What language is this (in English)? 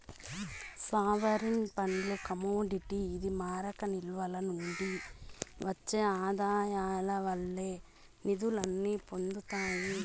Telugu